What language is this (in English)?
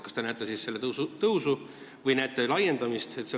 Estonian